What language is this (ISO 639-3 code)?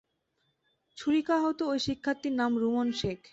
ben